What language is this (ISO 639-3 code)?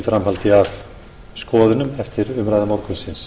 isl